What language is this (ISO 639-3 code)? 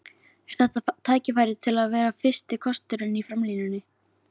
isl